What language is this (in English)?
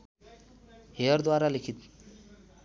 Nepali